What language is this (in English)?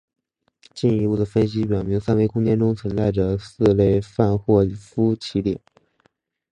Chinese